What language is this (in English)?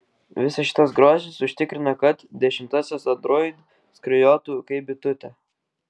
Lithuanian